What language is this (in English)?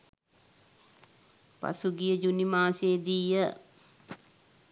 Sinhala